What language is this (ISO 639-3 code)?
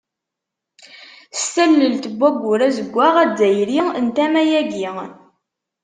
kab